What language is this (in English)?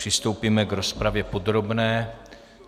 Czech